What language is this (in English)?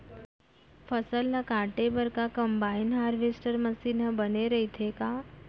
Chhattisgarhi